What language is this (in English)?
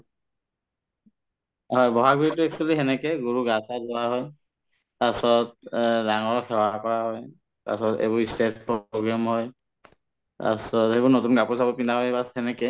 Assamese